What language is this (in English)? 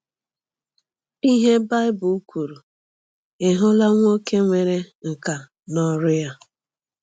Igbo